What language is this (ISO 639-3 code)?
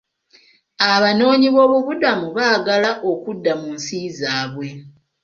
lug